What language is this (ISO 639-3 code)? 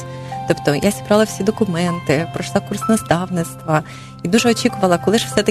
ukr